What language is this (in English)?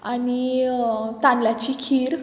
Konkani